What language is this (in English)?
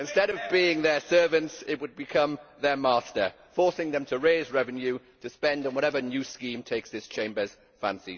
English